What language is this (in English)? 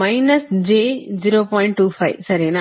Kannada